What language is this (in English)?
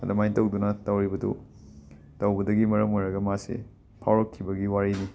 Manipuri